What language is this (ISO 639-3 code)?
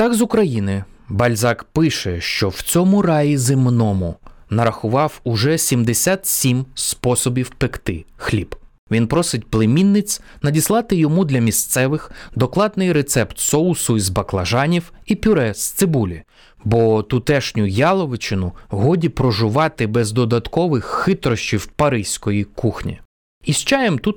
ukr